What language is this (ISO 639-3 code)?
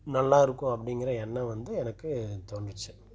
tam